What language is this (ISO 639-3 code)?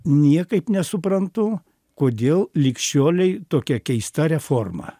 lit